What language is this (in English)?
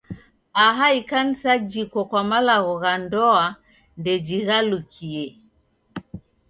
Taita